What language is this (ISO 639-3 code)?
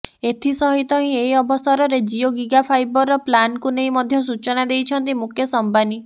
ori